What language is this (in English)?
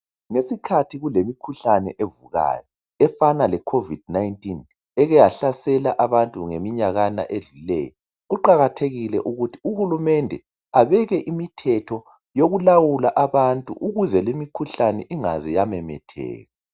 North Ndebele